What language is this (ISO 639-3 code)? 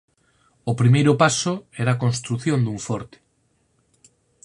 glg